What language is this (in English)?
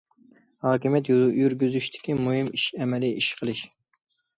Uyghur